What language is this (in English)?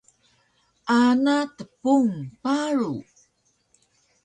Taroko